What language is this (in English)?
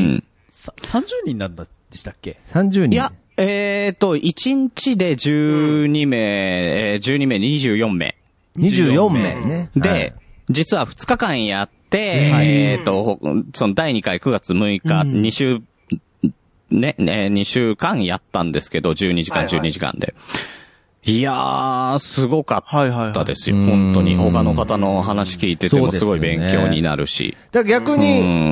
Japanese